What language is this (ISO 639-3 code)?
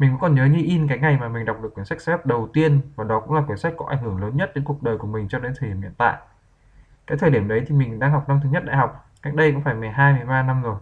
vie